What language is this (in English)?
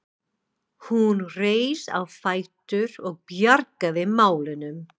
Icelandic